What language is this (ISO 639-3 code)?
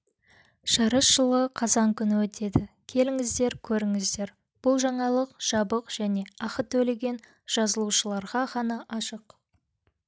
kaz